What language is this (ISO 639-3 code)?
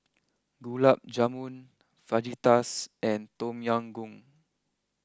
eng